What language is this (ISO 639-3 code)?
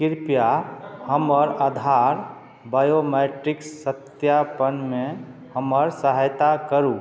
mai